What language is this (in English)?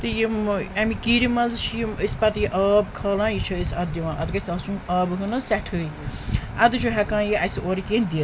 Kashmiri